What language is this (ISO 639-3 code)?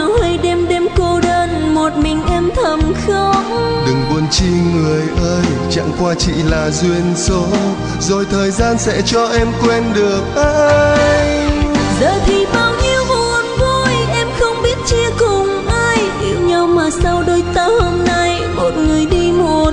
vie